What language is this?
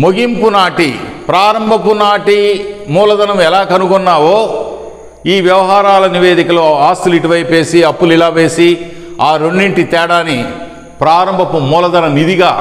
Telugu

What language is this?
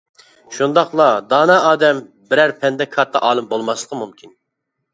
Uyghur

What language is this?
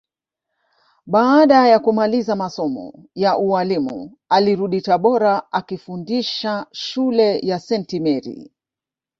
Swahili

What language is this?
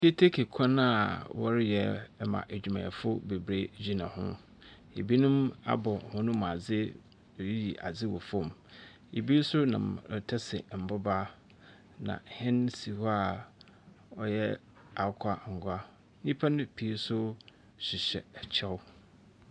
Akan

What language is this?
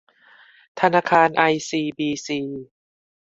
Thai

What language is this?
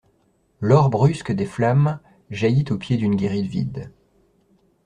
French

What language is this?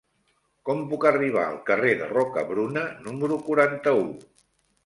Catalan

